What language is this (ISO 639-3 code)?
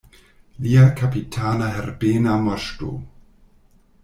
epo